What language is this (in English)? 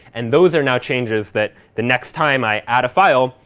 English